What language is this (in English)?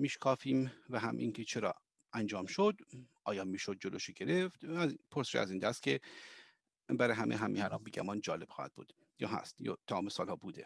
Persian